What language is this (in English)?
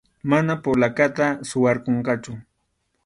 Arequipa-La Unión Quechua